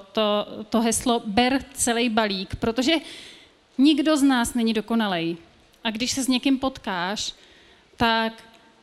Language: Czech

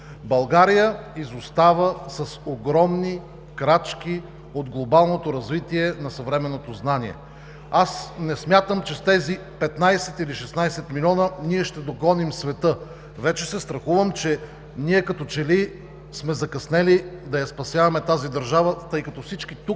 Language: Bulgarian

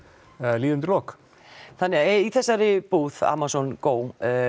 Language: Icelandic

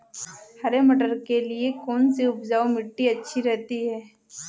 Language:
Hindi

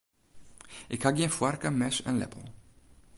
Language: Western Frisian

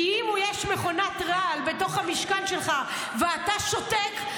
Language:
Hebrew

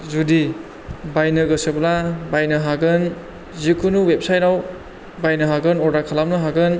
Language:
Bodo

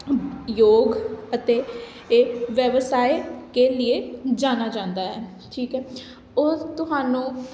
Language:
Punjabi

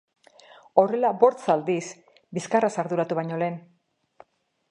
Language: Basque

